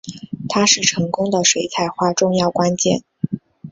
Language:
Chinese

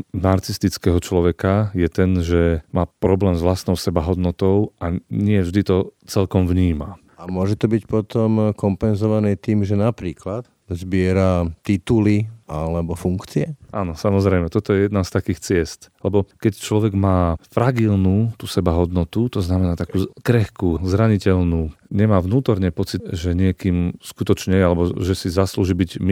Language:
Slovak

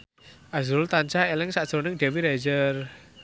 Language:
Javanese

